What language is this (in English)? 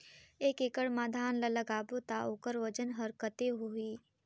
Chhattisgarhi